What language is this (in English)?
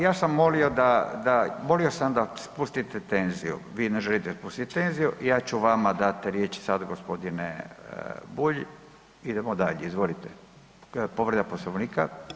Croatian